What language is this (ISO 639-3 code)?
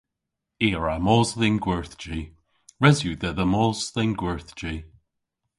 cor